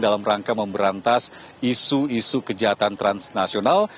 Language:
Indonesian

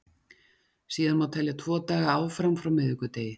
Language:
Icelandic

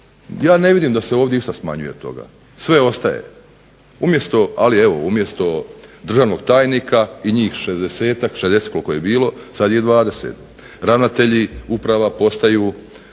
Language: Croatian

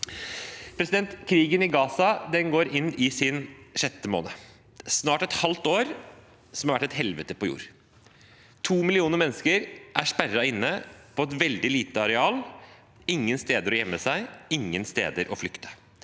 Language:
Norwegian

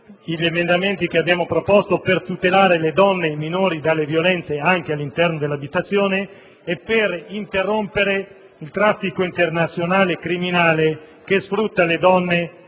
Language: Italian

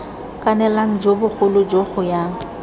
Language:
Tswana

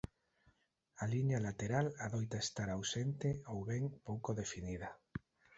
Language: Galician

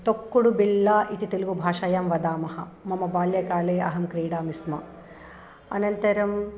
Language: Sanskrit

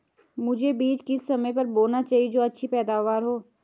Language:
Hindi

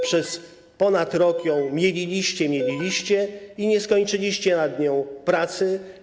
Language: Polish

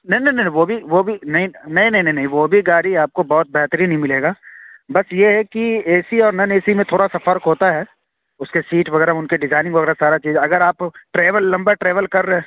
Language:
Urdu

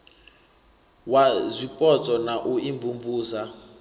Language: Venda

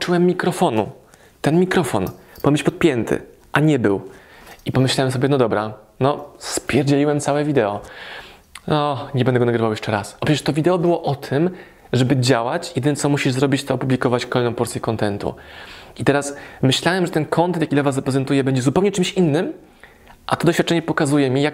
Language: Polish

